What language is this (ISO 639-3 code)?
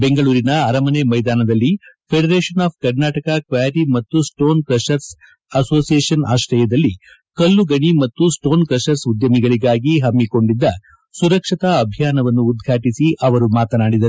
kan